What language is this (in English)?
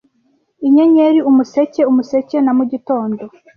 Kinyarwanda